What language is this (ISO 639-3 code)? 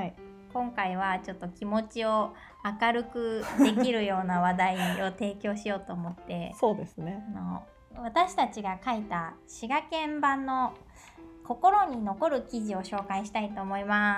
jpn